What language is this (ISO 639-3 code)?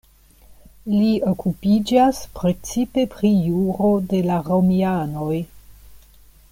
epo